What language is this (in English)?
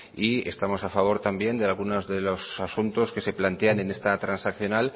Spanish